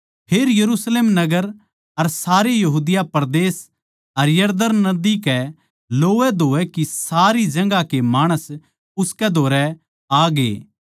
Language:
Haryanvi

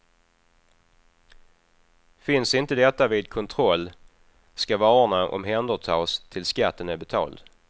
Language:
Swedish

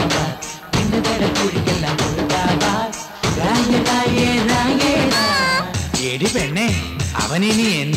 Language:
Malayalam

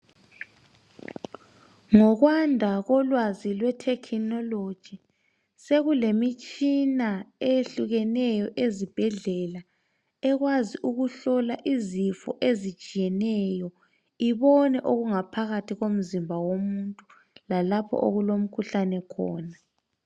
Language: North Ndebele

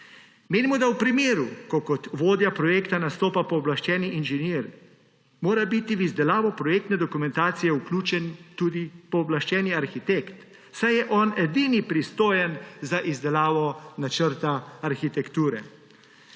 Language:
Slovenian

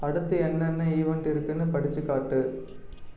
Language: Tamil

